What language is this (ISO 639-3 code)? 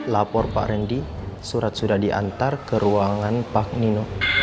ind